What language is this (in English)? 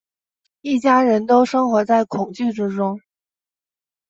Chinese